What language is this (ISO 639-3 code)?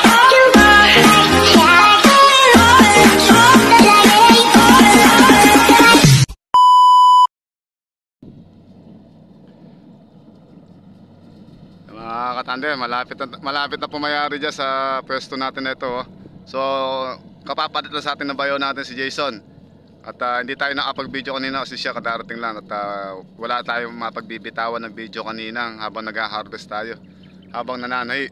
fil